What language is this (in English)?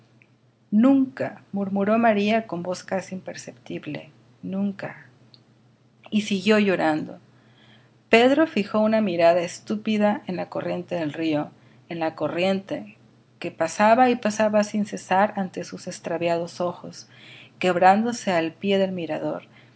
Spanish